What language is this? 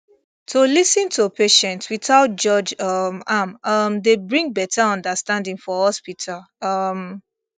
Nigerian Pidgin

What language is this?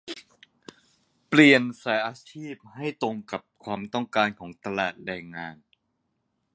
Thai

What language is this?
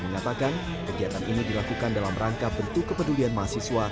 Indonesian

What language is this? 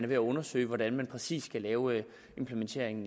Danish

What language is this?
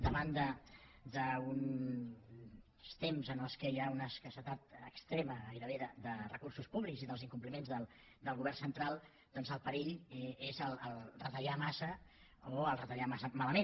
Catalan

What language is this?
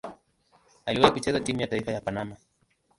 Swahili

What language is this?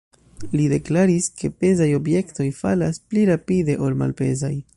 Esperanto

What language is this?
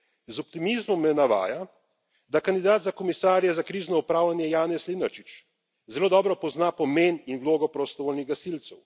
Slovenian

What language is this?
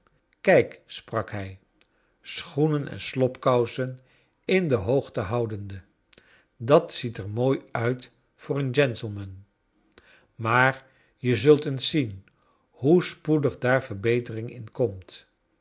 Dutch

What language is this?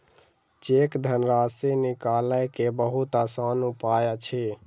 Maithili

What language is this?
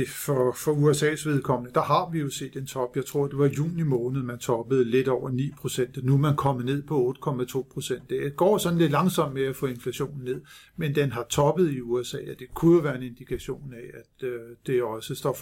Danish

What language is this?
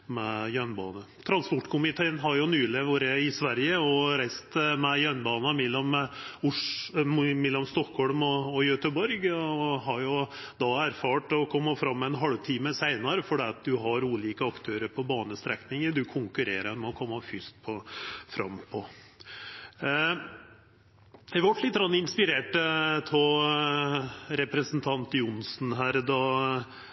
Norwegian Nynorsk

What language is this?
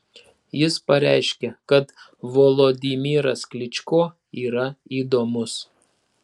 Lithuanian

